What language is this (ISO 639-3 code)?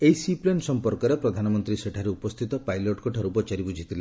ori